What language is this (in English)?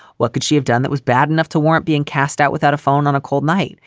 English